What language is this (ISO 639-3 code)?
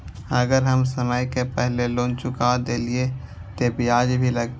mai